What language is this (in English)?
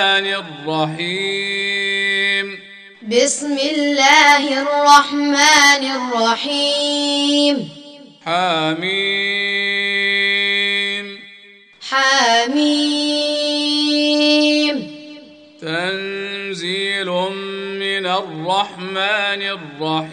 Arabic